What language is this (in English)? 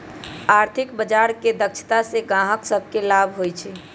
Magahi